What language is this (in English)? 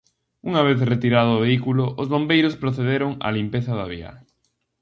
Galician